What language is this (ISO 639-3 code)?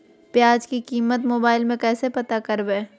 mag